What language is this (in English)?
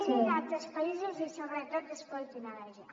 Catalan